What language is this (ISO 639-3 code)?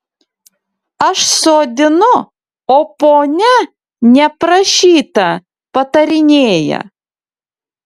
lit